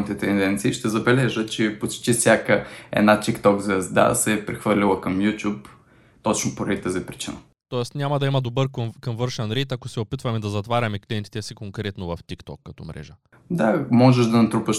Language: Bulgarian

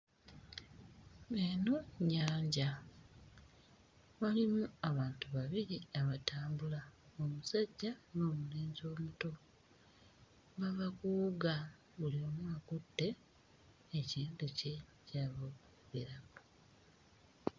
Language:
Ganda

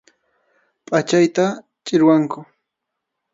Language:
Arequipa-La Unión Quechua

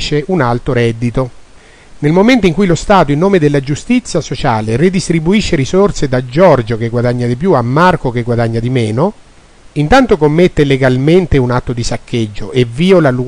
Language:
Italian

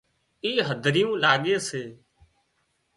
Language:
Wadiyara Koli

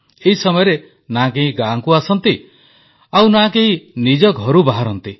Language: Odia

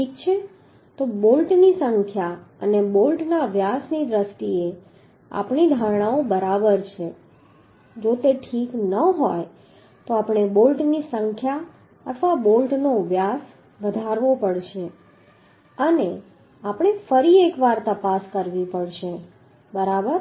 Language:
Gujarati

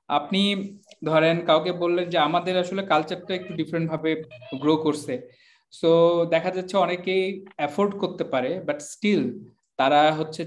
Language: Bangla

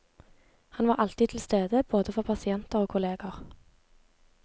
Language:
Norwegian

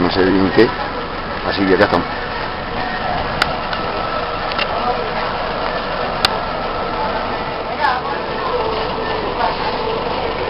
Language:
Spanish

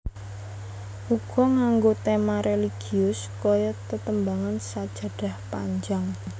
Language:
Javanese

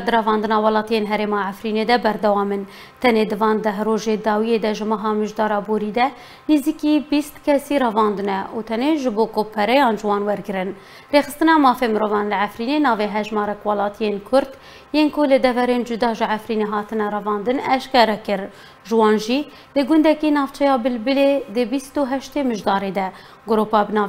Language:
Russian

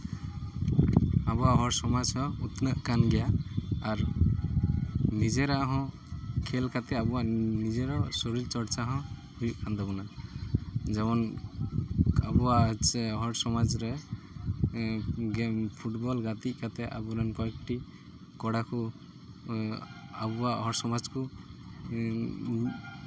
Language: Santali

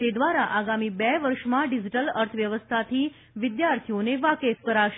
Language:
Gujarati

